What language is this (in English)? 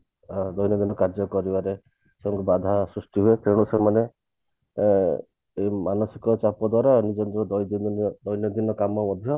Odia